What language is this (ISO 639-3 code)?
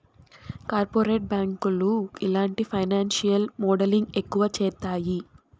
tel